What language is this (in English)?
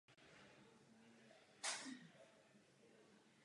Czech